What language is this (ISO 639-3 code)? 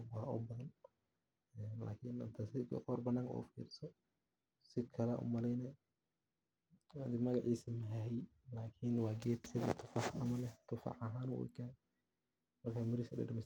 som